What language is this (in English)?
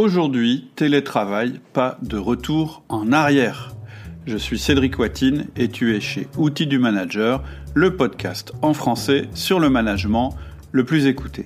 French